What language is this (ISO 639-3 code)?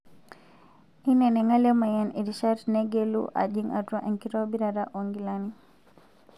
mas